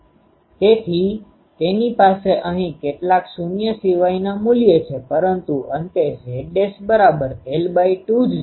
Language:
Gujarati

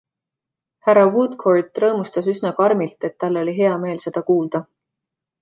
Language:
Estonian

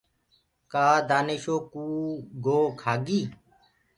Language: Gurgula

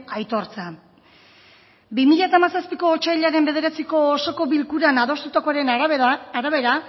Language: Basque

